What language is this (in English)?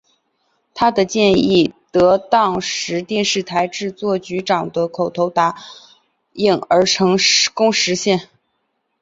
Chinese